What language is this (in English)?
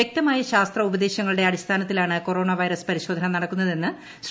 Malayalam